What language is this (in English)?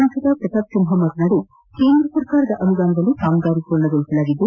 Kannada